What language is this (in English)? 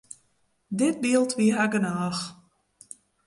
Western Frisian